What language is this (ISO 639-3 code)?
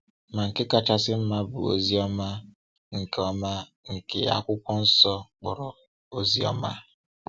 ibo